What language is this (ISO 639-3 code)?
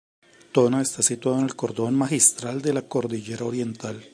spa